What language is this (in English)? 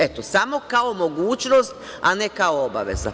Serbian